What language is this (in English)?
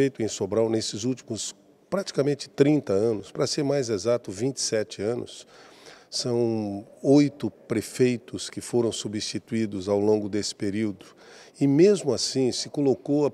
Portuguese